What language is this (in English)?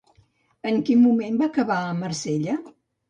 Catalan